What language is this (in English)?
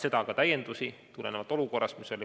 Estonian